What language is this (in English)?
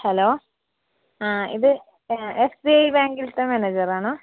Malayalam